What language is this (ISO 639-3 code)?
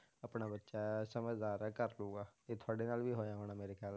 pan